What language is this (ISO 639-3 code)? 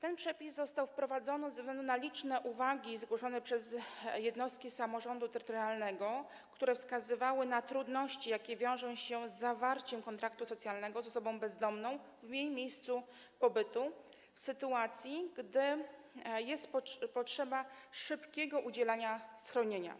pol